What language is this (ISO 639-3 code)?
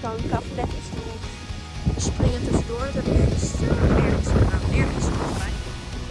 nld